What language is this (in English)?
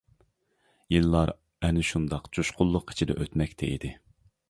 Uyghur